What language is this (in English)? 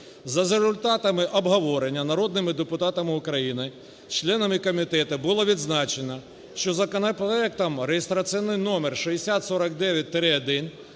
Ukrainian